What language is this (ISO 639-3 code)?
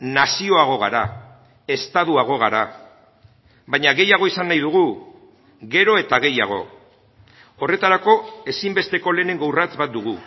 eus